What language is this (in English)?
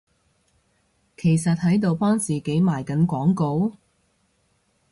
Cantonese